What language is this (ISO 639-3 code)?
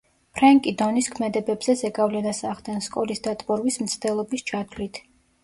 kat